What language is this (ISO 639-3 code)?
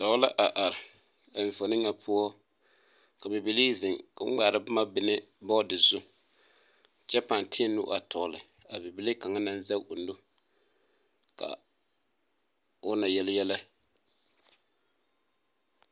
dga